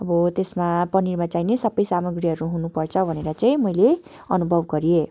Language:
Nepali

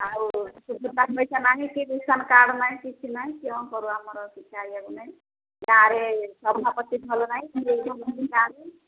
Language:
Odia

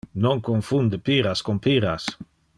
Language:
Interlingua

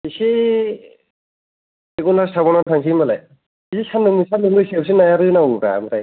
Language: Bodo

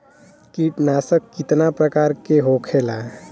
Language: Bhojpuri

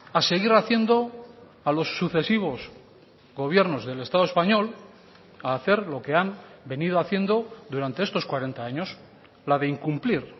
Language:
Spanish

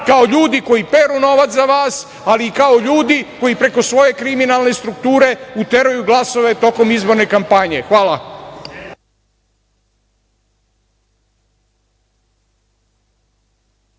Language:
Serbian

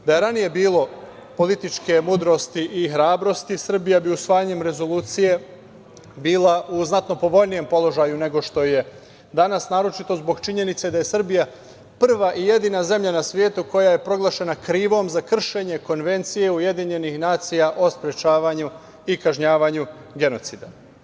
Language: Serbian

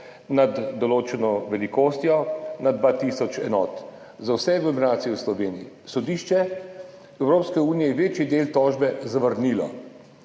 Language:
Slovenian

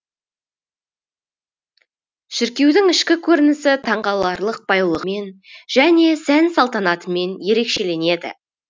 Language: Kazakh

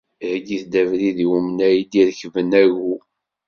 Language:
Kabyle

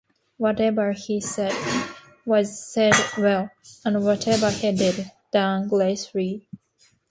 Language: English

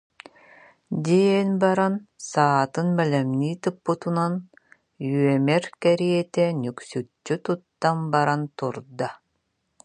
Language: Yakut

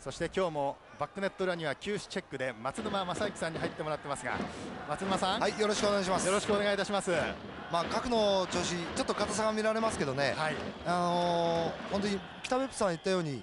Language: Japanese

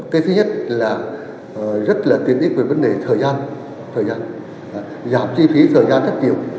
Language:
Vietnamese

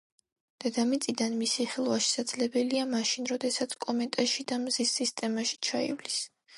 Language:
Georgian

